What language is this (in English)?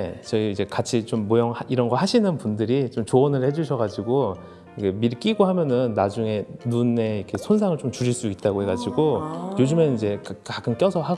Korean